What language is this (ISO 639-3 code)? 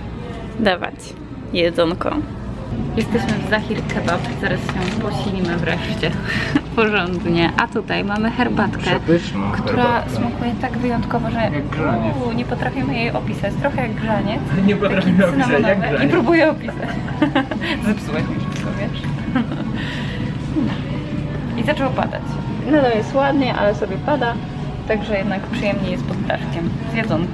pol